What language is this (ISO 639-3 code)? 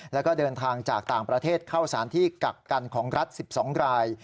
tha